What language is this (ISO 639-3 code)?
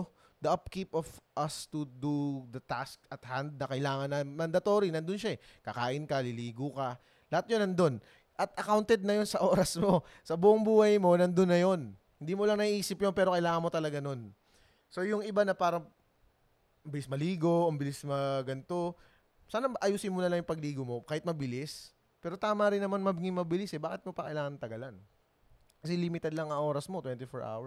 fil